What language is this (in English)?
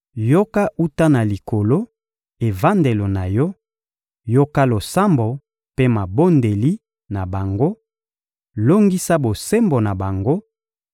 Lingala